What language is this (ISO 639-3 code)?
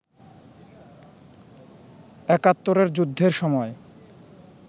ben